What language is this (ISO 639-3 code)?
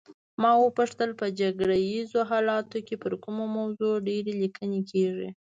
pus